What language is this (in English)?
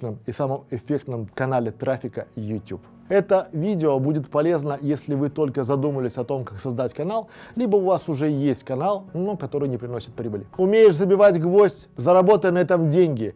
Russian